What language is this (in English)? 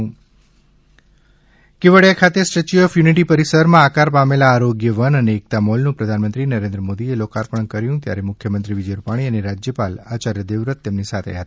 Gujarati